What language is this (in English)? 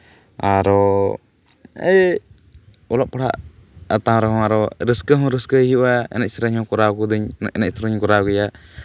Santali